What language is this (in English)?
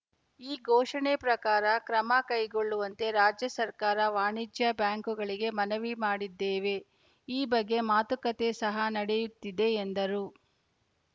Kannada